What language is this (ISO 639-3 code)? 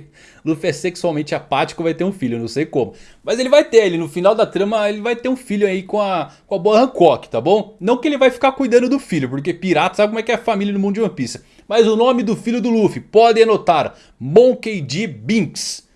por